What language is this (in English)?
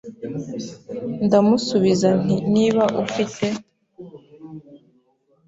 Kinyarwanda